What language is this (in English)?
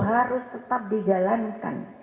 Indonesian